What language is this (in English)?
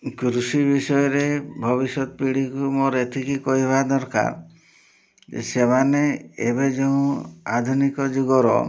Odia